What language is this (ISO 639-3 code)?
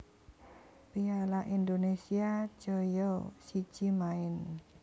jav